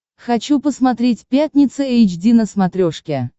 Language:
Russian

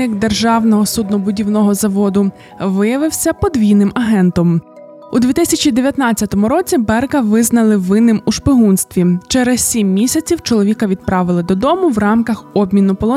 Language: Ukrainian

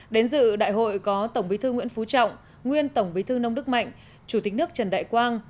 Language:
Vietnamese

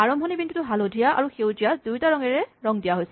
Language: Assamese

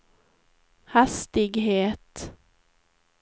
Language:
Swedish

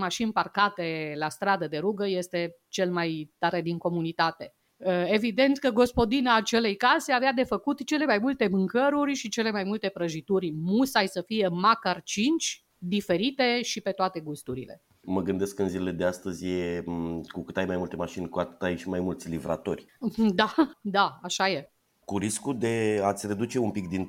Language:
Romanian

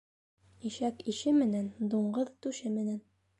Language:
Bashkir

